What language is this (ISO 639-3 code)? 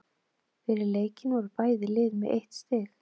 isl